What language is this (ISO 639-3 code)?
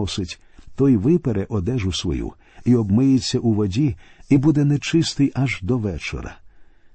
ukr